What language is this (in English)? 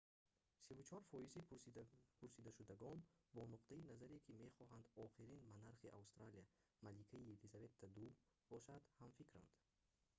Tajik